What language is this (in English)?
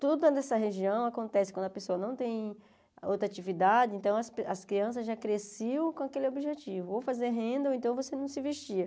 Portuguese